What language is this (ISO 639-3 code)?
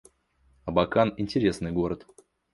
rus